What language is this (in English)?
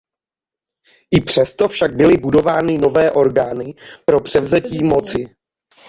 Czech